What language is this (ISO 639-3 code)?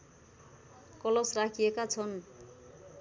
nep